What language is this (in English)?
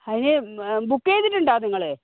Malayalam